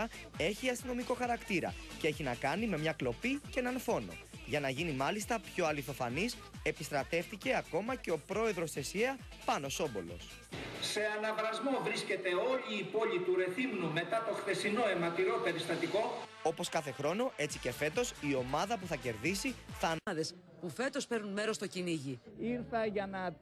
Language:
Greek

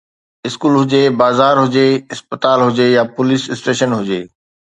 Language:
Sindhi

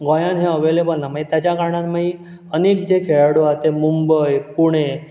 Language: Konkani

